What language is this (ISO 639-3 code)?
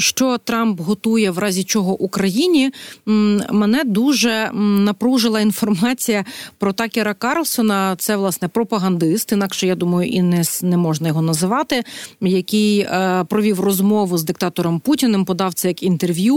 ukr